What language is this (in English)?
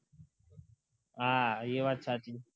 Gujarati